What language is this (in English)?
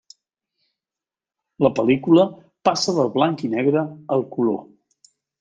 Catalan